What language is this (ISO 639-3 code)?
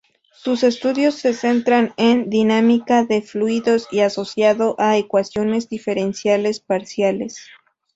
spa